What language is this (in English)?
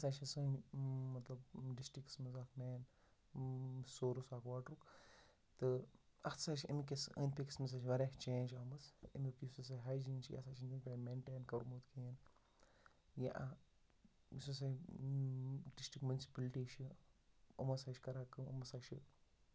Kashmiri